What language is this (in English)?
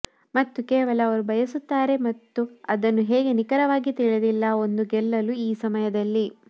Kannada